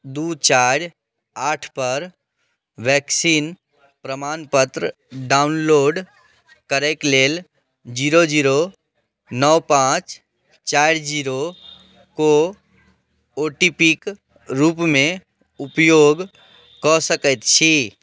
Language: Maithili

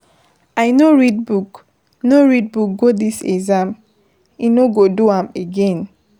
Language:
Nigerian Pidgin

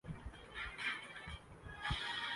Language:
Urdu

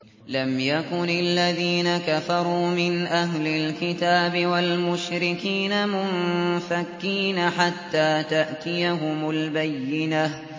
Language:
Arabic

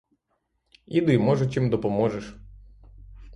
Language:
Ukrainian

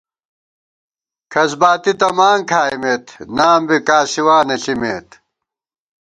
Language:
Gawar-Bati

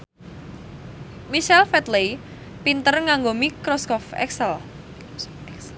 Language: Javanese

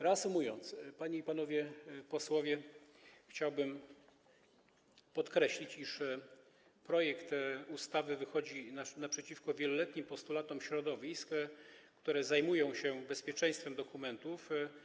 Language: Polish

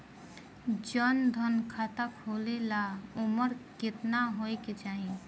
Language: Bhojpuri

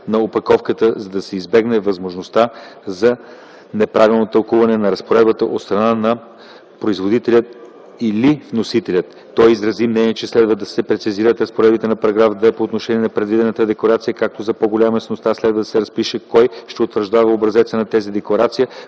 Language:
Bulgarian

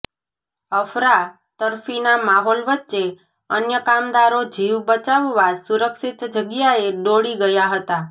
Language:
Gujarati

